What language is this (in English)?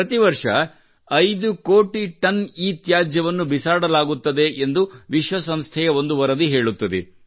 Kannada